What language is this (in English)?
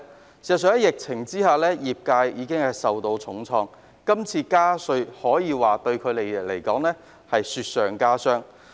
Cantonese